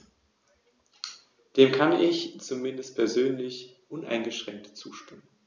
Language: German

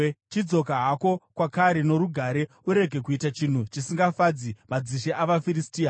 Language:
Shona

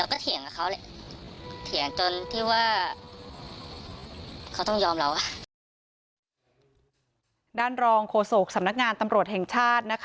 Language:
Thai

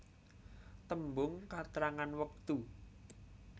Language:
Javanese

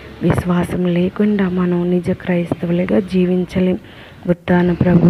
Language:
Telugu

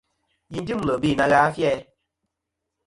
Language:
Kom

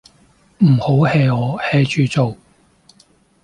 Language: Cantonese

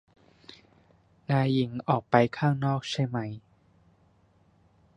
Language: Thai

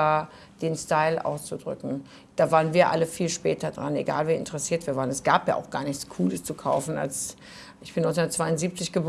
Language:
German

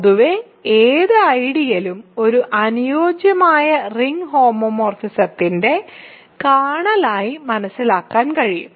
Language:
Malayalam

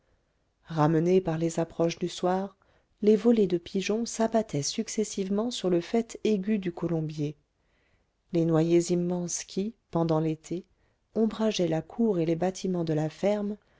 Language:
French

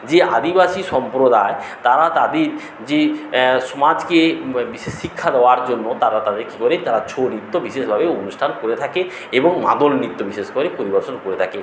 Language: Bangla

